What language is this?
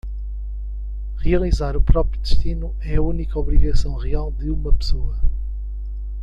Portuguese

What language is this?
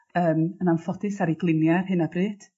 Welsh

